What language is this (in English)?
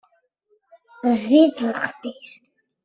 Kabyle